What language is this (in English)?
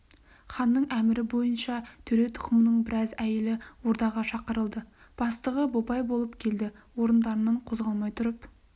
Kazakh